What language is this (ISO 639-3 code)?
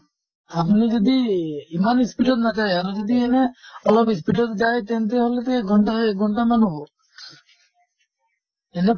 asm